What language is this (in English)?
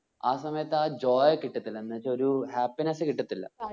Malayalam